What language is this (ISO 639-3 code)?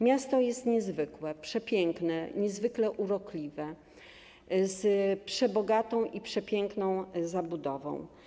pol